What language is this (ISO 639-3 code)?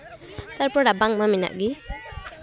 sat